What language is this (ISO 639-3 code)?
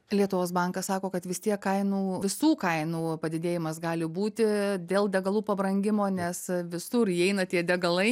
lit